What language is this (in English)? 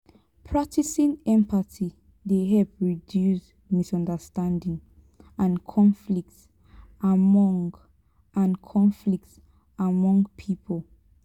Nigerian Pidgin